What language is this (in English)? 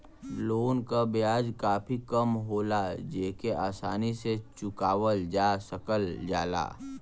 Bhojpuri